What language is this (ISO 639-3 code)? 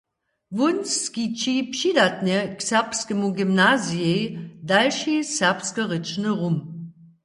hsb